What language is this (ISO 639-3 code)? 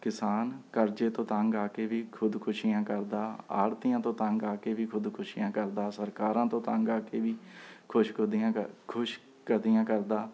pan